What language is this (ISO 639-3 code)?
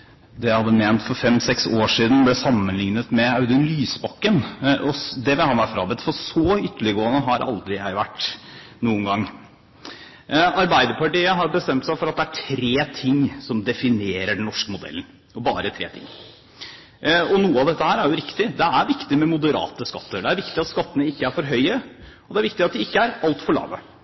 nob